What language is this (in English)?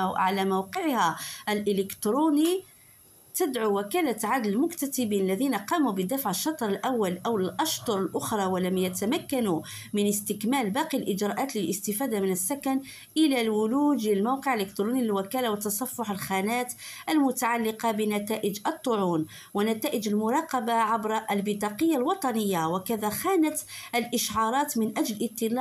Arabic